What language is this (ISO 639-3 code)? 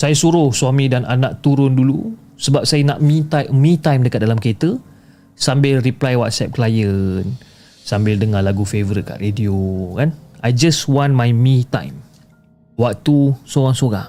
msa